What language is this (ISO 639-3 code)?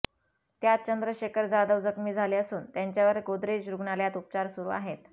mar